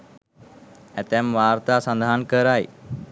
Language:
Sinhala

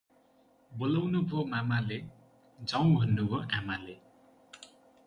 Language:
Nepali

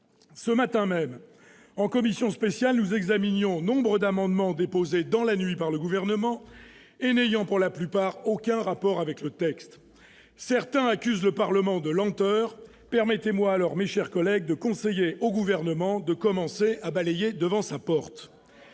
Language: French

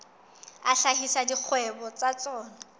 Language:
Southern Sotho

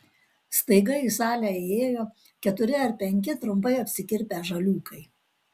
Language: Lithuanian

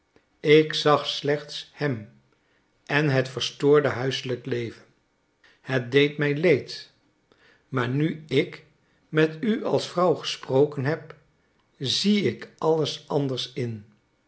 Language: Dutch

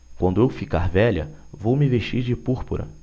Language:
Portuguese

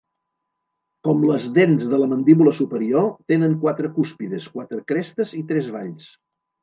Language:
Catalan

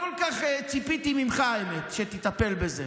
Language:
Hebrew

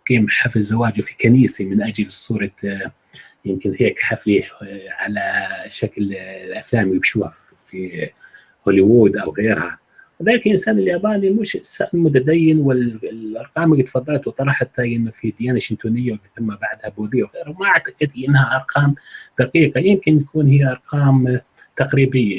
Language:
Arabic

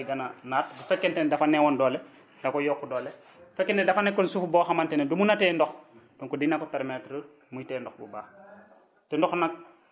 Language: Wolof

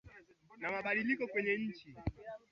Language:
Swahili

